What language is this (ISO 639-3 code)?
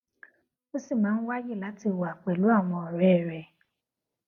yor